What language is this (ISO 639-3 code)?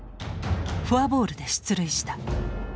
jpn